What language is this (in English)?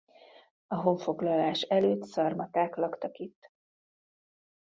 Hungarian